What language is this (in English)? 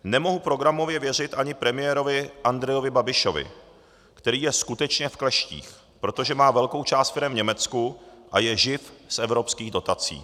Czech